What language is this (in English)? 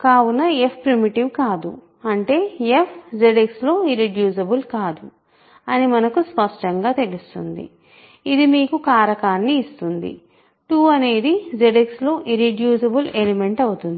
Telugu